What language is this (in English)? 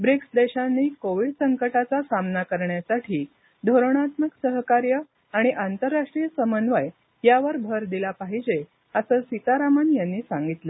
Marathi